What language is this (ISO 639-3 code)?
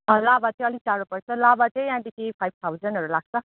nep